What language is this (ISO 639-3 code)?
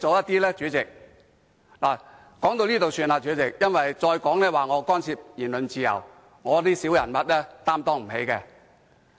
yue